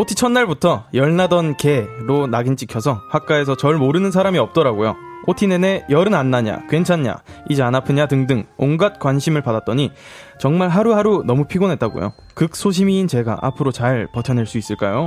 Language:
Korean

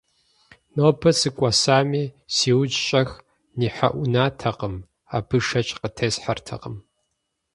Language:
Kabardian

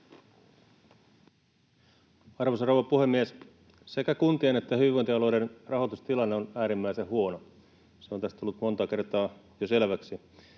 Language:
Finnish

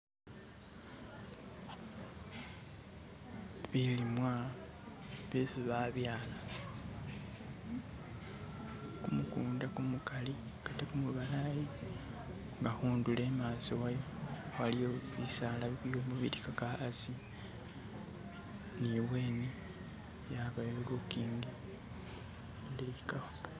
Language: Masaaba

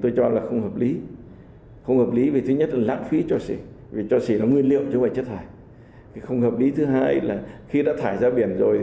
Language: Vietnamese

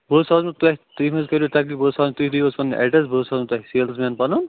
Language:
Kashmiri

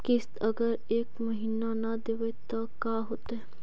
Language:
Magahi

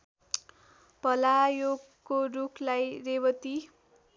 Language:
Nepali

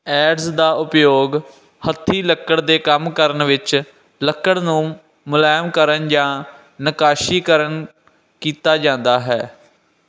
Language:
Punjabi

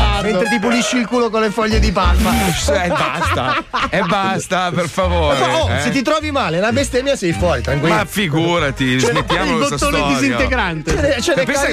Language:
Italian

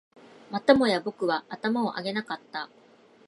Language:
Japanese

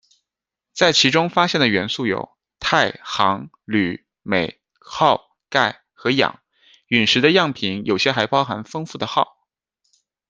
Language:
Chinese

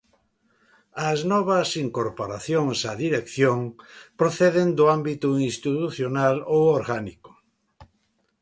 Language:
Galician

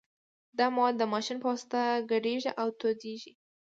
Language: Pashto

